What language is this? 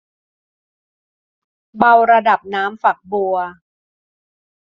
Thai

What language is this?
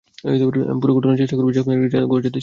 Bangla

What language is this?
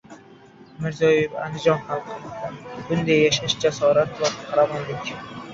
Uzbek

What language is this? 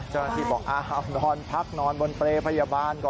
Thai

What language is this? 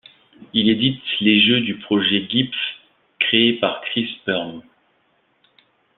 French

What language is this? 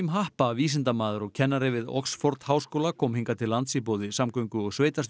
Icelandic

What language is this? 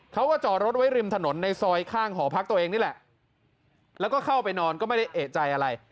Thai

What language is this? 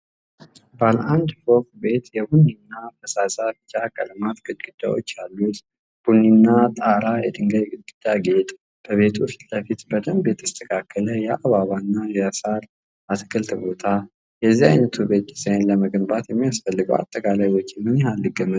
Amharic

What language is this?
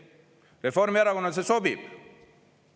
Estonian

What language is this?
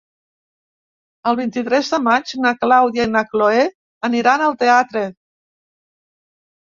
Catalan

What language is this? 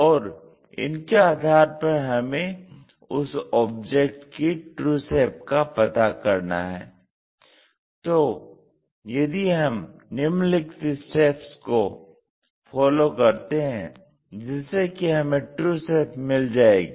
Hindi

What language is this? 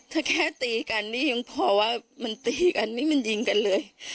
Thai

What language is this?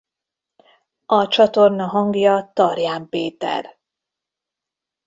Hungarian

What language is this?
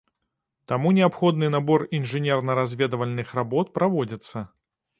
Belarusian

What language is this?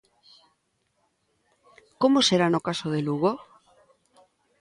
Galician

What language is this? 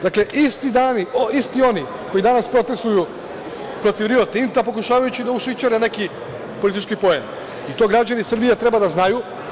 Serbian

